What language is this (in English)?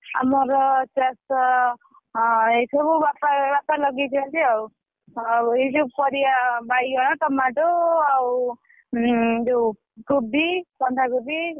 Odia